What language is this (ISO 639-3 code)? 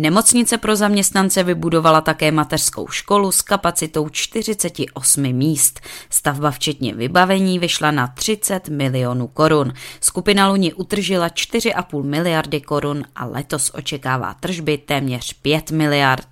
ces